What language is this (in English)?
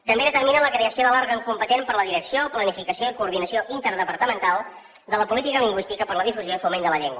Catalan